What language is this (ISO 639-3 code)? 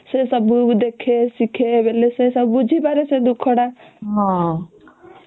ori